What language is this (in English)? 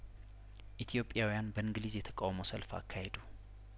Amharic